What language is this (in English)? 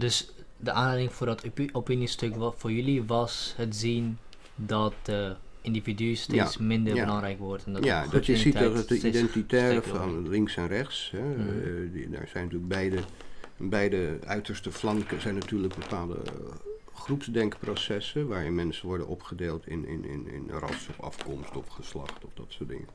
Dutch